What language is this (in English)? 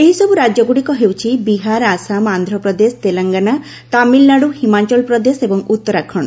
Odia